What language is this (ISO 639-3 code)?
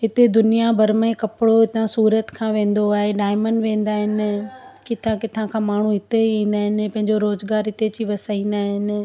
snd